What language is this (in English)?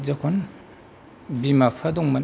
Bodo